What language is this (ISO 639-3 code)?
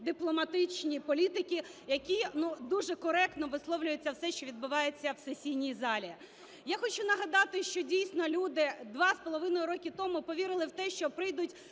ukr